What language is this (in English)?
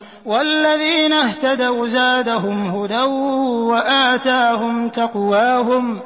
Arabic